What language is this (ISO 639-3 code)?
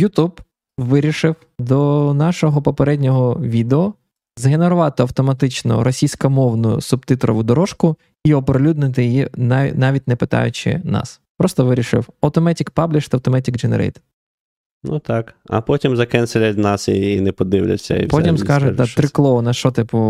ukr